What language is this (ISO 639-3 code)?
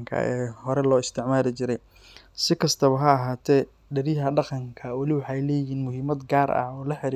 som